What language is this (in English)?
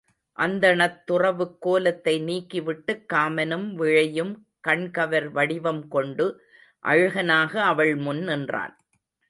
Tamil